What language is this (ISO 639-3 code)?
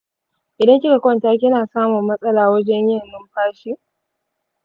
hau